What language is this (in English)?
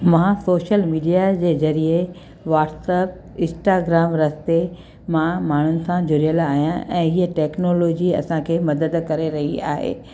Sindhi